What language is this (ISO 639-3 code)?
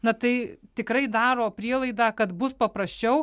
lit